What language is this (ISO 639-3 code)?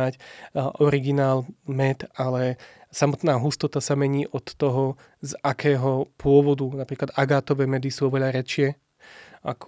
slk